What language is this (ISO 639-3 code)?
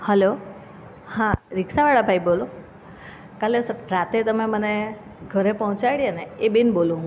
guj